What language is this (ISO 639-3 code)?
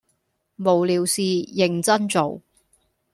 yue